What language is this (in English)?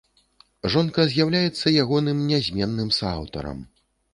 Belarusian